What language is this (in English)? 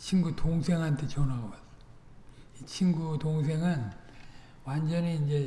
Korean